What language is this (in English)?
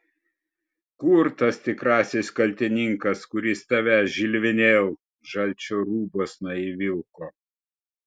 Lithuanian